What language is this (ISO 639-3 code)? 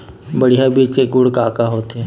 hne